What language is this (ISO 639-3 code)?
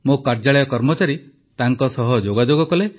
ori